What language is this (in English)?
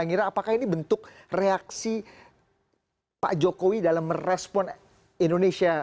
Indonesian